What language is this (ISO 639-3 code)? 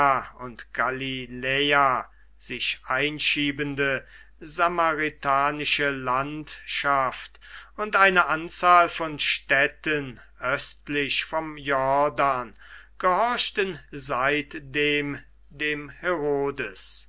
deu